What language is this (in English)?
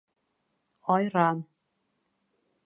Bashkir